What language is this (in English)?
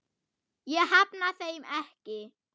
Icelandic